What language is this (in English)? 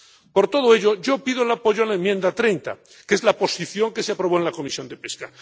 Spanish